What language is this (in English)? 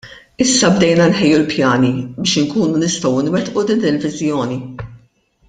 Maltese